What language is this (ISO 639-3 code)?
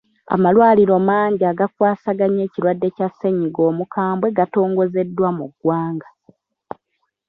lug